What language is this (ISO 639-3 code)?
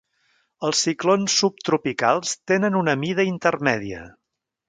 cat